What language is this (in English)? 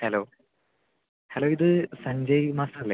Malayalam